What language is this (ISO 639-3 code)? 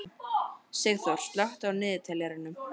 isl